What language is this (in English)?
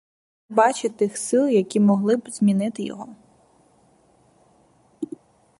Ukrainian